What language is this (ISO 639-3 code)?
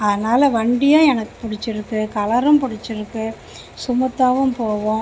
tam